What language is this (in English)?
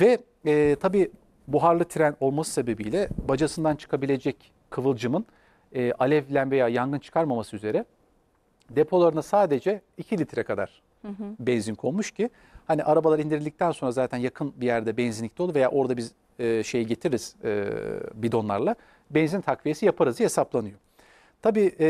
Turkish